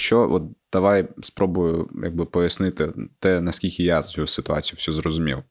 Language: Ukrainian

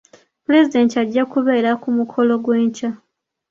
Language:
Ganda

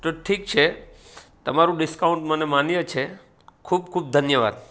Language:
Gujarati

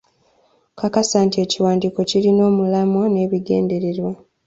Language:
Ganda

